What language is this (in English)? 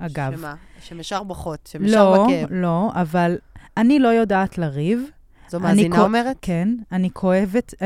Hebrew